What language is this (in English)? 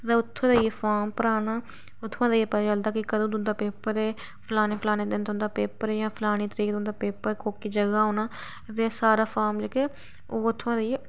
Dogri